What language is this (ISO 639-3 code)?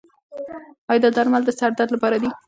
pus